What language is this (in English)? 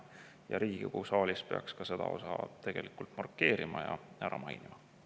Estonian